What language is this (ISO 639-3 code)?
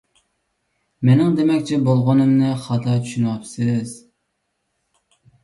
uig